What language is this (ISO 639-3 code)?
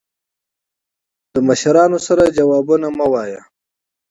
pus